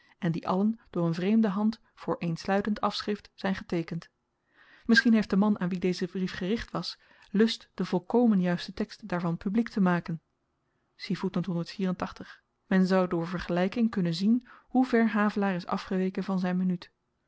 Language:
Dutch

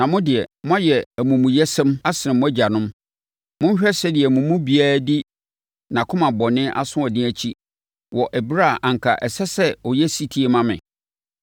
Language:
Akan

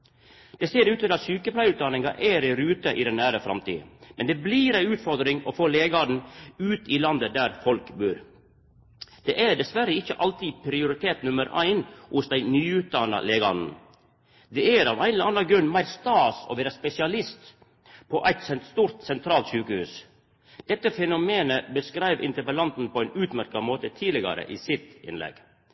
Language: Norwegian Nynorsk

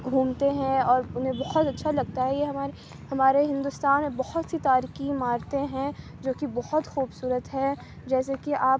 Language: Urdu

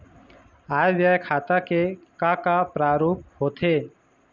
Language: Chhattisgarhi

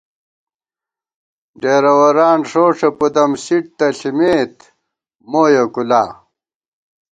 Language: Gawar-Bati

